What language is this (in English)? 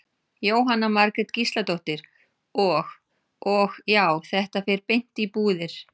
Icelandic